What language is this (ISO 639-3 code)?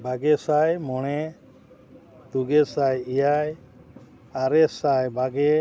sat